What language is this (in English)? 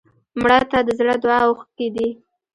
Pashto